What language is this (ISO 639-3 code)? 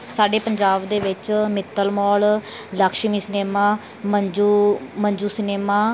pan